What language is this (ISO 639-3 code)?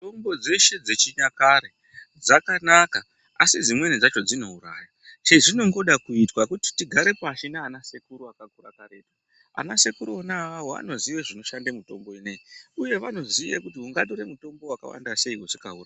ndc